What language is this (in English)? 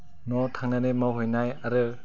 Bodo